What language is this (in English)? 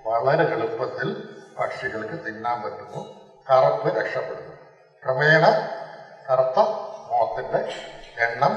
Malayalam